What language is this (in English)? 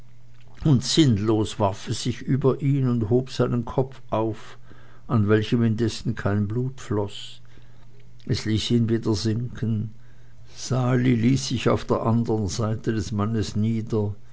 German